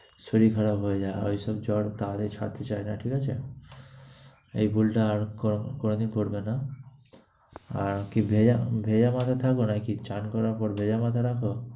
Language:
Bangla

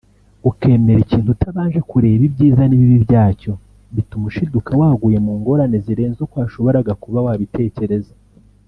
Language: Kinyarwanda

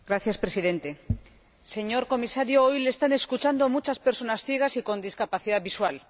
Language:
Spanish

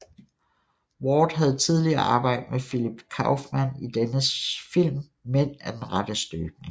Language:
Danish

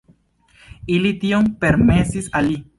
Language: Esperanto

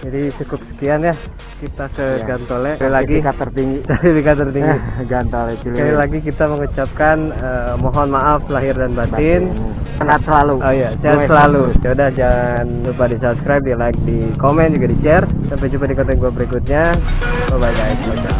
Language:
Indonesian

